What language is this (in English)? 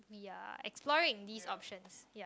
English